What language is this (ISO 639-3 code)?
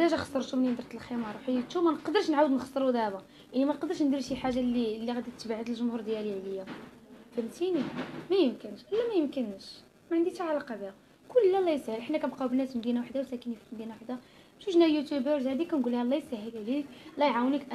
ara